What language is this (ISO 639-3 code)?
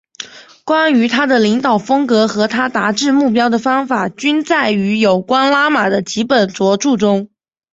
zho